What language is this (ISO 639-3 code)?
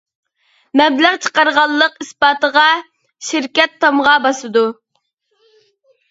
uig